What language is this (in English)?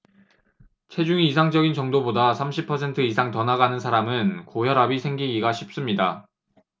Korean